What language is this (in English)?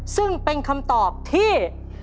Thai